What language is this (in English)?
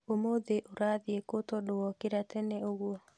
Kikuyu